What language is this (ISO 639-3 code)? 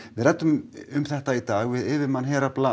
isl